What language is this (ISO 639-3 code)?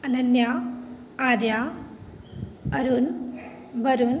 mai